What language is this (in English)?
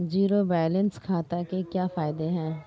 Hindi